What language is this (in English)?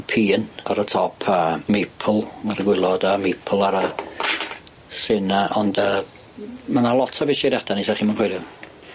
Welsh